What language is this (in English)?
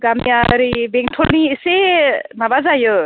Bodo